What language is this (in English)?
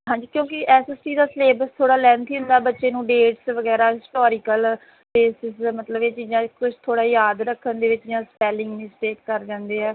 Punjabi